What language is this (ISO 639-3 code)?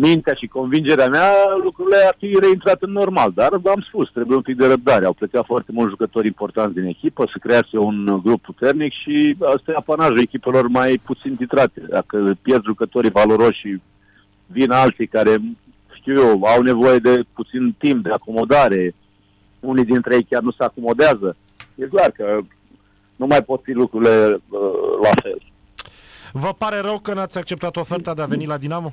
ron